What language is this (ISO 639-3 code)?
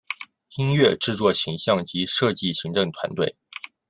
zho